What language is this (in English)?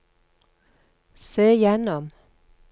Norwegian